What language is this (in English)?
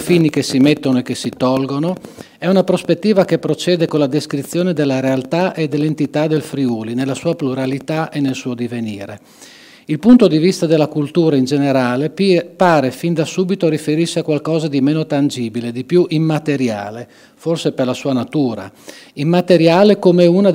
Italian